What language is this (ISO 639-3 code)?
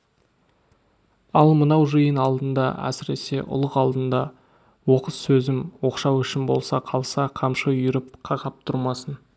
kaz